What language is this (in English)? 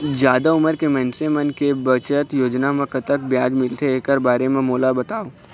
Chhattisgarhi